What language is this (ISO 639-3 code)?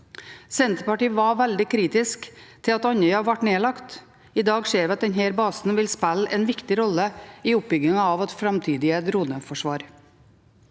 nor